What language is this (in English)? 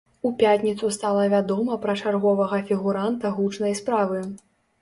Belarusian